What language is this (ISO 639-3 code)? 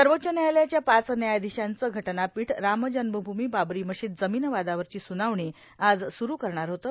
mar